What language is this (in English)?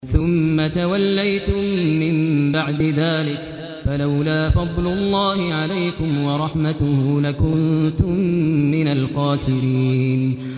Arabic